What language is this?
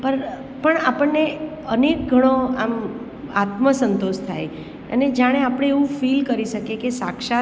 Gujarati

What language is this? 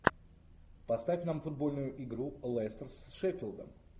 Russian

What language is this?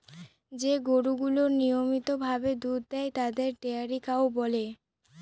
Bangla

